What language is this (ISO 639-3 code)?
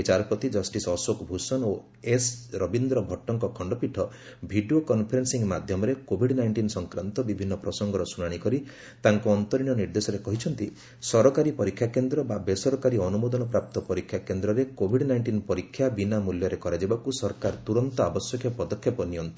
ori